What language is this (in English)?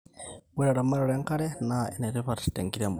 Masai